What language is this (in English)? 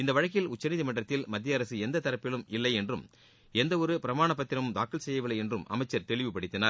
Tamil